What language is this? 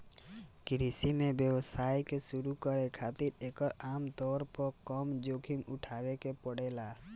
Bhojpuri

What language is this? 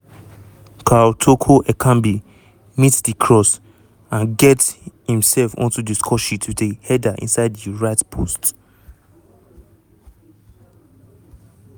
Nigerian Pidgin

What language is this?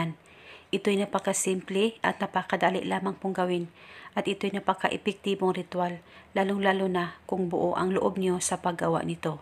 Filipino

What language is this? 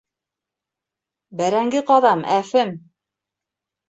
Bashkir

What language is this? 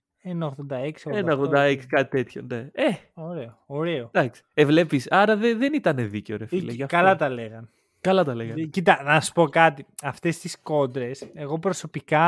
Greek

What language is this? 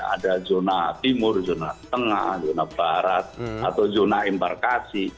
Indonesian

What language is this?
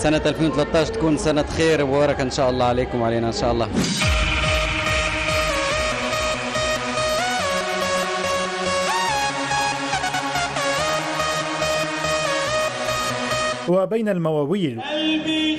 Arabic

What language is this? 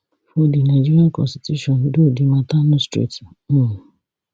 Nigerian Pidgin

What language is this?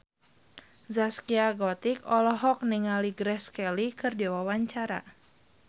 Sundanese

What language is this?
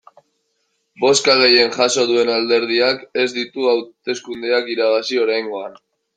Basque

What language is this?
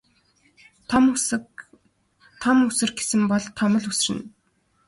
Mongolian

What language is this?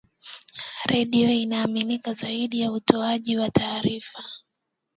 Swahili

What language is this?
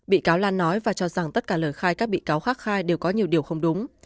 Vietnamese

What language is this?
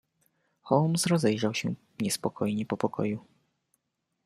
Polish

